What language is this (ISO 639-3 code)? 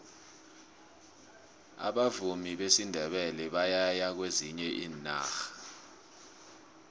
nbl